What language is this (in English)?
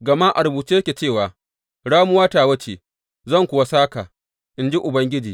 Hausa